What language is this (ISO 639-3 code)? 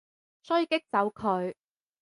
yue